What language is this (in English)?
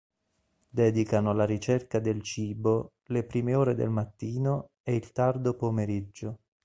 Italian